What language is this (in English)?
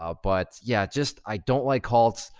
English